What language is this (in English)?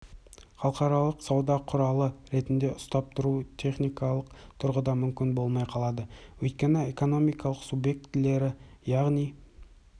Kazakh